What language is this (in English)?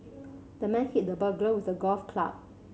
English